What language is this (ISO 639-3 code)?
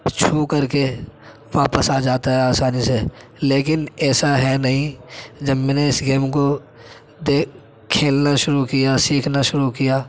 urd